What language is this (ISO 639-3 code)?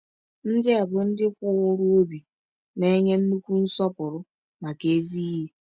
ibo